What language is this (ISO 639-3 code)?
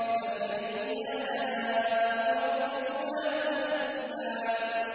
ara